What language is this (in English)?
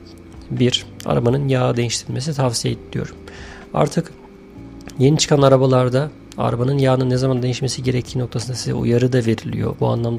Turkish